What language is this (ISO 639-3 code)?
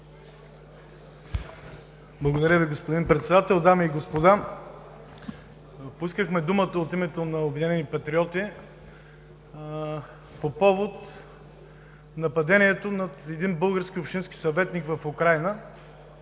bul